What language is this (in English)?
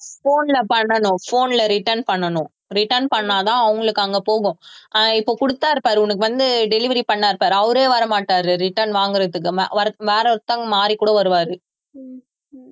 Tamil